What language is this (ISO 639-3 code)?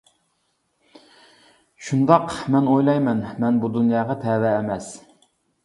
uig